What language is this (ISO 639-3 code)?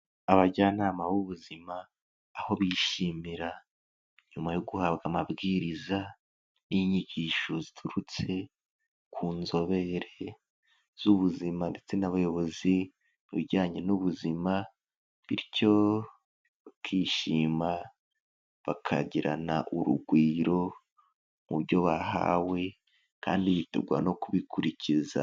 kin